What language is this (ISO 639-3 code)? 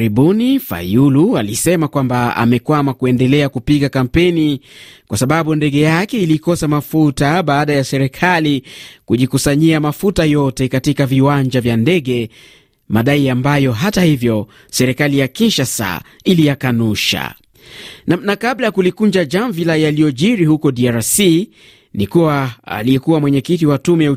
swa